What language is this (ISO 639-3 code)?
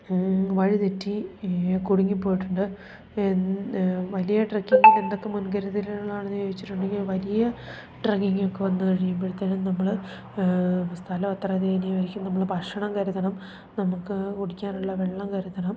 mal